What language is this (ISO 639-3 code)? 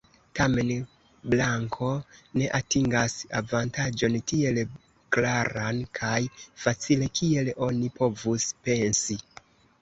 epo